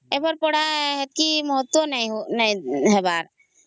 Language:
Odia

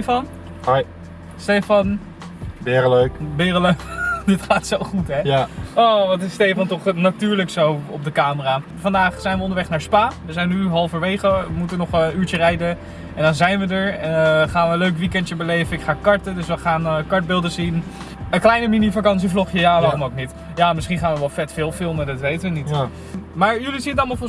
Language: Dutch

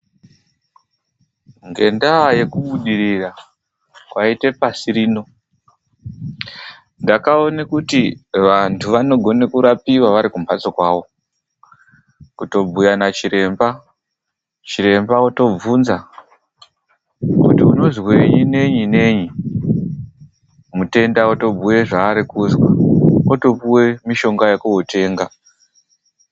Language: Ndau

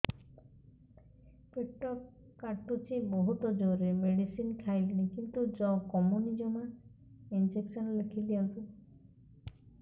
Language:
Odia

